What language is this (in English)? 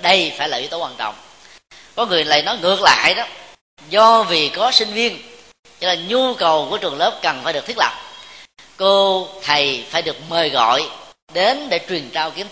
Vietnamese